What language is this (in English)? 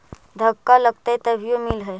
Magahi